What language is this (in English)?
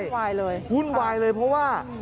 Thai